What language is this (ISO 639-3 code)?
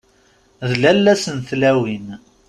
kab